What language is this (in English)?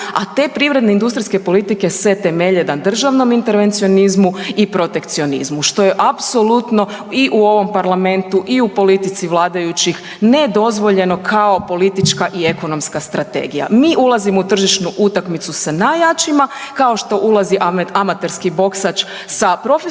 Croatian